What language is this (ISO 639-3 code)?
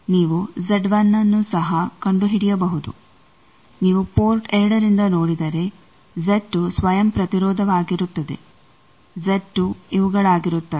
kan